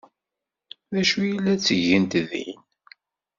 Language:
Kabyle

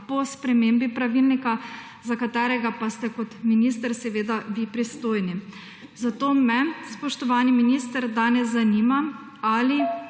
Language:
Slovenian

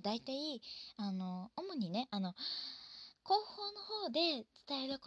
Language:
Japanese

